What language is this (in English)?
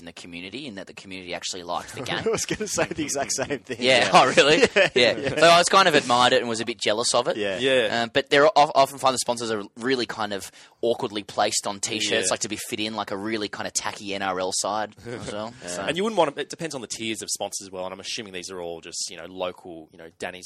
English